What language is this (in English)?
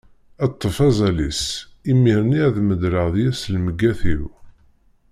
Kabyle